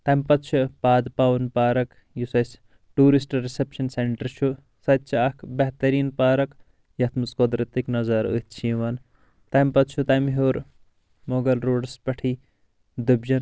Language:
Kashmiri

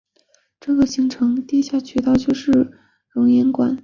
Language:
Chinese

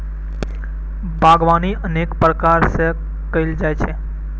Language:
Maithili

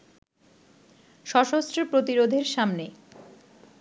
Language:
Bangla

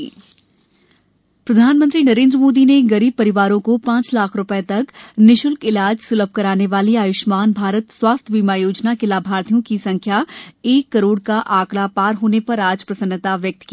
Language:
Hindi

